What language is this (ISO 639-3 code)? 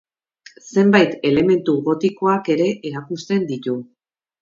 eus